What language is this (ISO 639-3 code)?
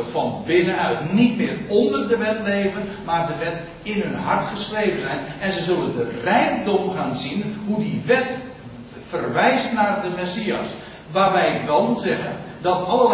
nld